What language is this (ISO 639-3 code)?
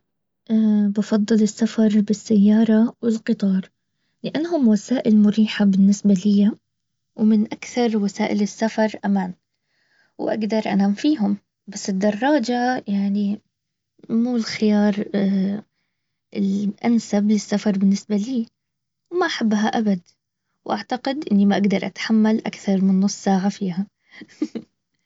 abv